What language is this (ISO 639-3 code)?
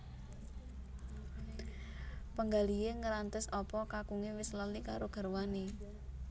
jav